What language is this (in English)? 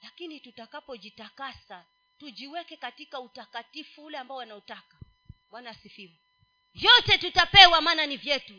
Swahili